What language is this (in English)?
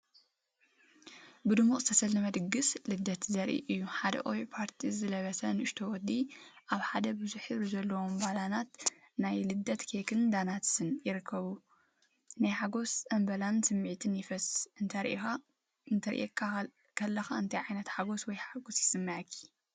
Tigrinya